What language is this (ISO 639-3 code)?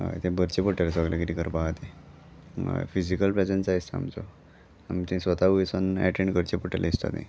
kok